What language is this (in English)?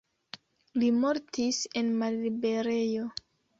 Esperanto